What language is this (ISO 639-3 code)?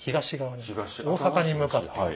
jpn